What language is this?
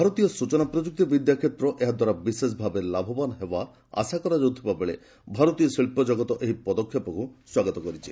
Odia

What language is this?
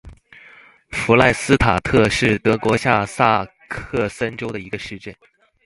Chinese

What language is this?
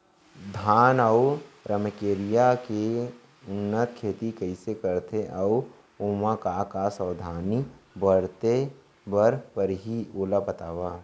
Chhattisgarhi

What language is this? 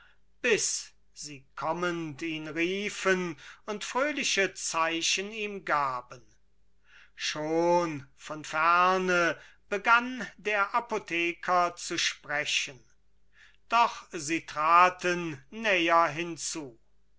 German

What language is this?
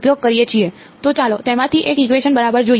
Gujarati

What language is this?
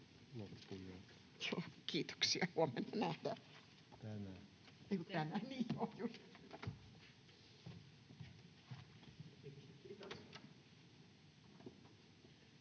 Finnish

